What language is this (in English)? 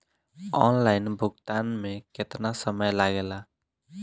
Bhojpuri